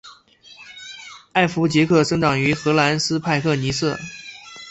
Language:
Chinese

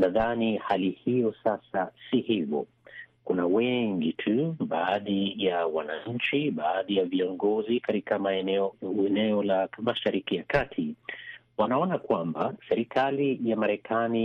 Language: Swahili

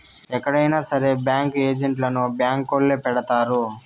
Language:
Telugu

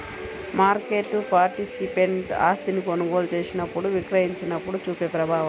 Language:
Telugu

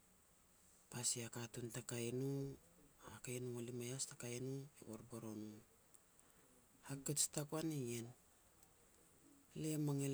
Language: Petats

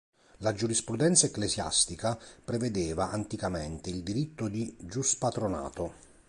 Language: Italian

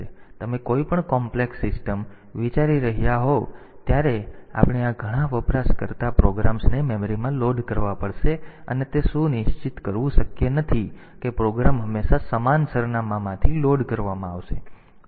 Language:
Gujarati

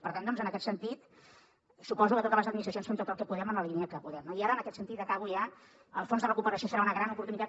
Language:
Catalan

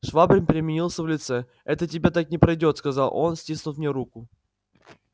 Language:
Russian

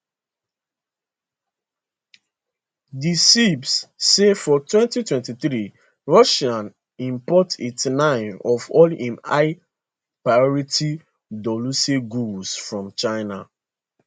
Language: Nigerian Pidgin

